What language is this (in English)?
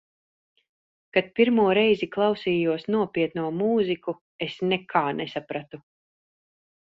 Latvian